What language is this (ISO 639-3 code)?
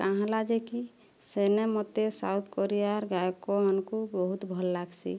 ori